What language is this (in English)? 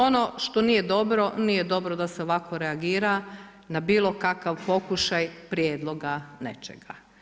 Croatian